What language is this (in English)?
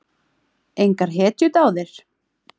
Icelandic